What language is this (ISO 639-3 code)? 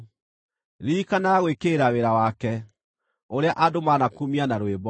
kik